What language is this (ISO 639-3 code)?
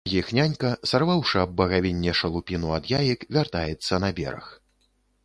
bel